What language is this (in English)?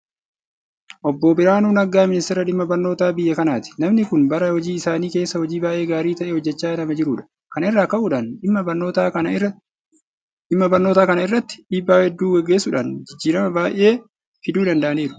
Oromo